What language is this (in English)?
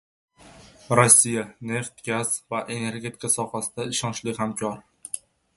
Uzbek